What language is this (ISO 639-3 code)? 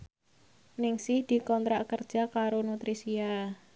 jav